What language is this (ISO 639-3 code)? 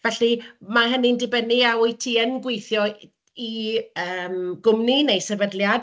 cym